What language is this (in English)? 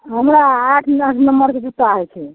Maithili